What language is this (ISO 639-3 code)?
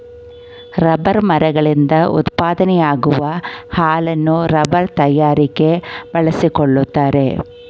kan